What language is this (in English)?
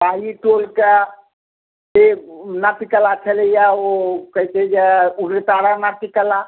Maithili